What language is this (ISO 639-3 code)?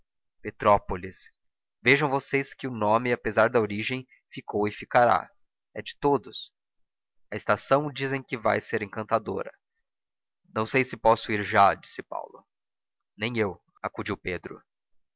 por